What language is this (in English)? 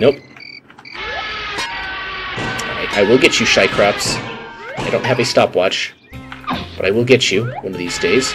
English